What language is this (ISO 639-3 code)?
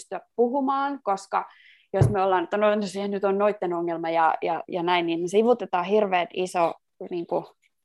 fin